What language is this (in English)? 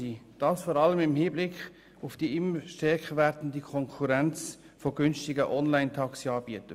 Swiss German